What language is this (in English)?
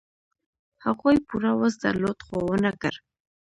Pashto